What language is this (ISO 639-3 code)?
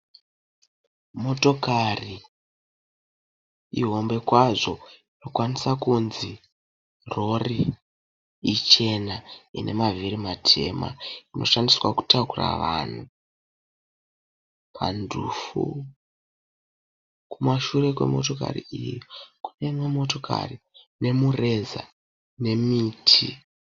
sna